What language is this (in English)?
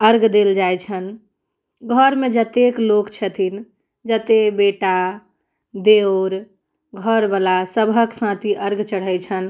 Maithili